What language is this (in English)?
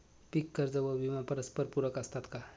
Marathi